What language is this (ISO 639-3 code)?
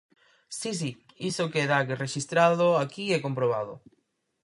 glg